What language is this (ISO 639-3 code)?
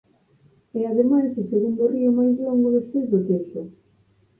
glg